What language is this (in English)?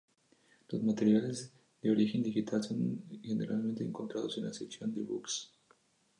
Spanish